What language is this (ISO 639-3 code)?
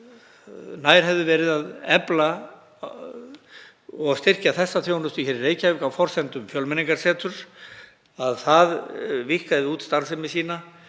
isl